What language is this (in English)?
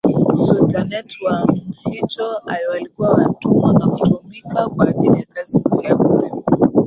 Swahili